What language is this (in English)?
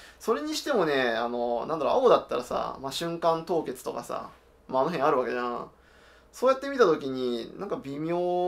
Japanese